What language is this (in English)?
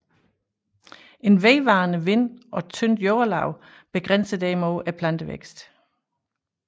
Danish